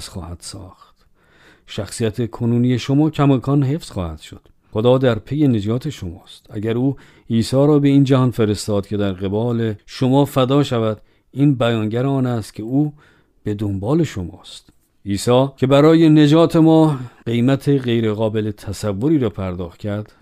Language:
Persian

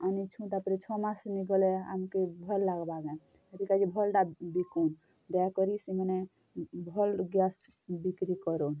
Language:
Odia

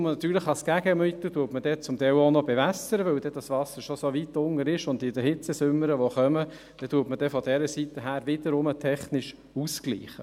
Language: Swiss German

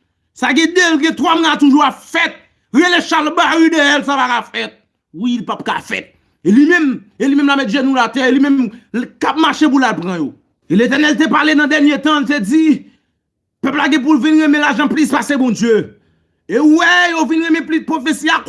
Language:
French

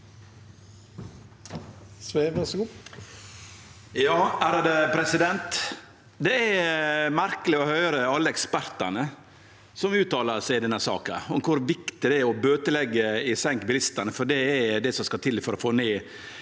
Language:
Norwegian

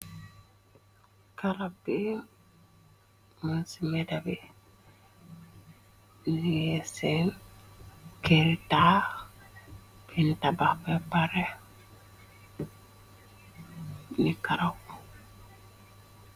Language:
Wolof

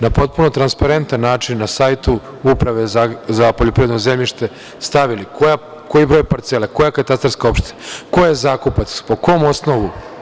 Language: Serbian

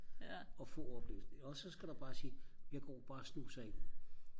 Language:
Danish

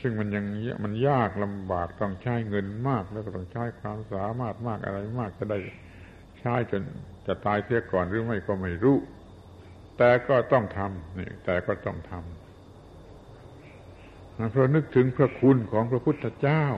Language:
Thai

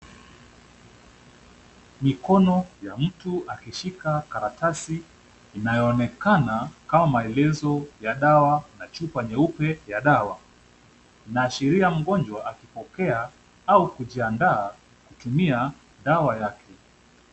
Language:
Swahili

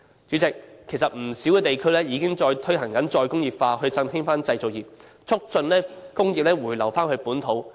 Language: Cantonese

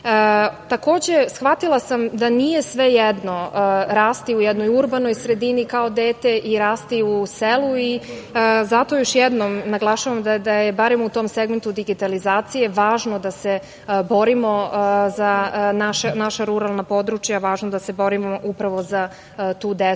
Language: Serbian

